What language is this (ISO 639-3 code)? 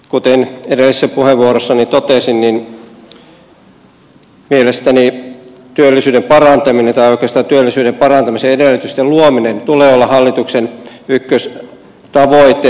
fin